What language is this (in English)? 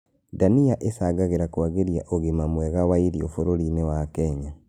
Kikuyu